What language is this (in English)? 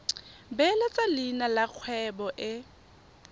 Tswana